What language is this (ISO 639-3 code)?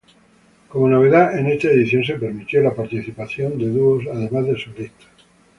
spa